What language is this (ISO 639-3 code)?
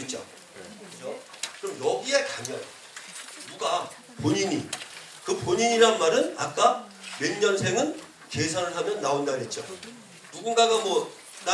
kor